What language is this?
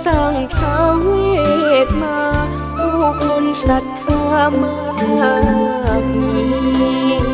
Thai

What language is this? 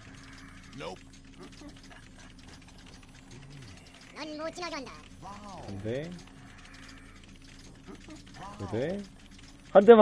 Korean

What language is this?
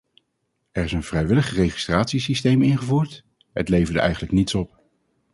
Dutch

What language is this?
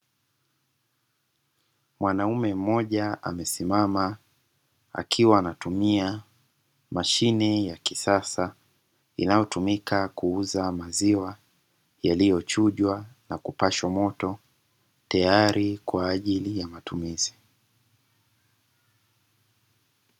Swahili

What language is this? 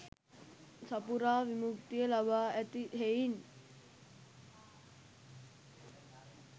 Sinhala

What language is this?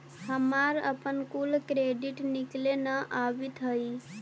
Magahi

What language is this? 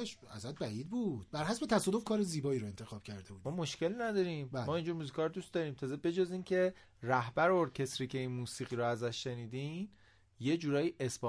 Persian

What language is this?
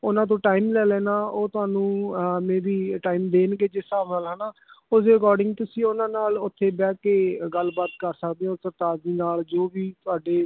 Punjabi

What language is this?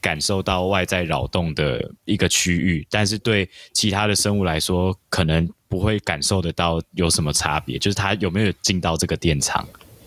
Chinese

